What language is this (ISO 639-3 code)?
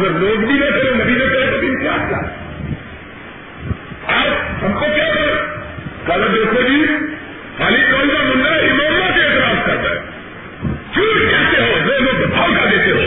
urd